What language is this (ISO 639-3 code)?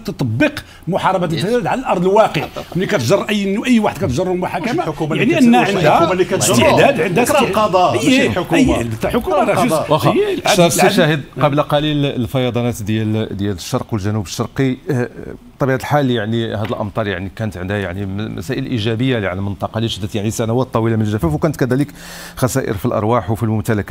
ara